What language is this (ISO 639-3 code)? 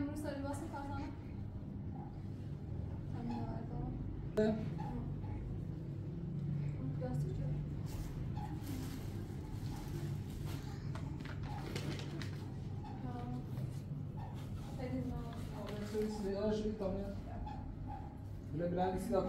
fas